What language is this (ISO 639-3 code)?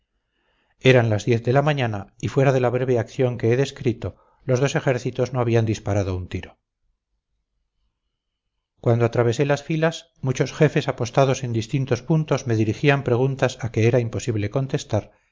spa